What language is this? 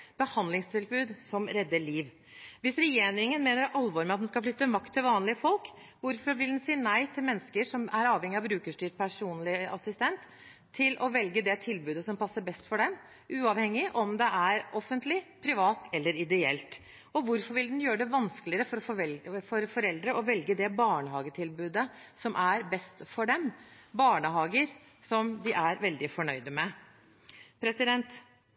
Norwegian Bokmål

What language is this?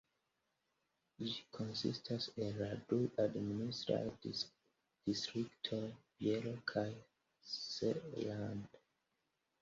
Esperanto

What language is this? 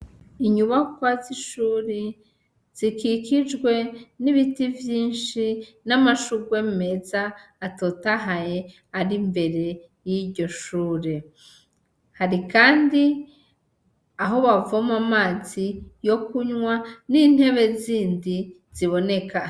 Rundi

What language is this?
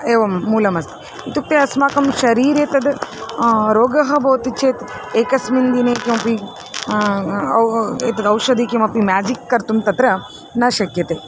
Sanskrit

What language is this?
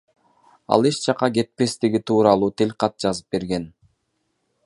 Kyrgyz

